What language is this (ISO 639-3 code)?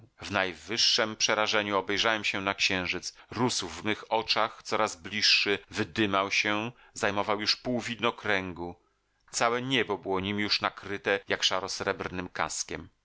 pol